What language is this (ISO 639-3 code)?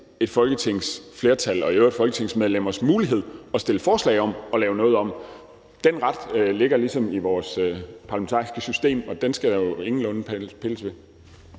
dan